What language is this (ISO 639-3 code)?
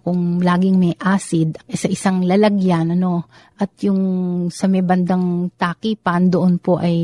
fil